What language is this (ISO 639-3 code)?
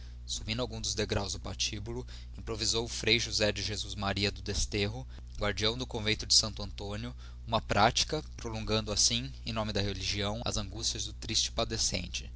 por